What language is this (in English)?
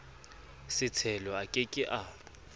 Southern Sotho